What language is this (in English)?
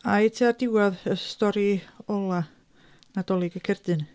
Welsh